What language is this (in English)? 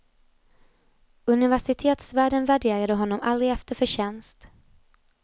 Swedish